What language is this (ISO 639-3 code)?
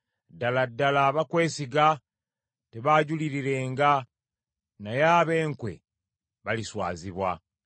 lug